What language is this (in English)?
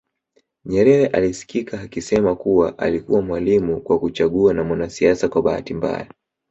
Swahili